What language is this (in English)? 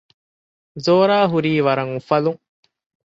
Divehi